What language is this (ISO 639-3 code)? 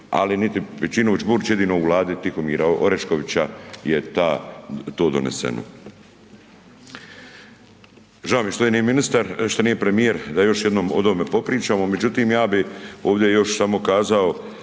hrv